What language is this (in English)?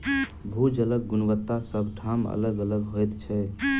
Maithili